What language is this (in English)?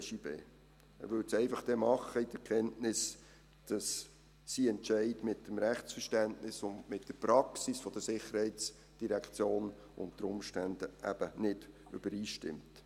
Swiss German